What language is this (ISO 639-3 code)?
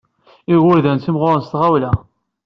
kab